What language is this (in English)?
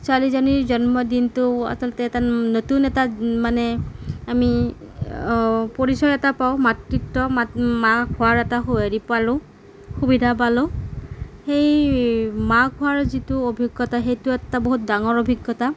Assamese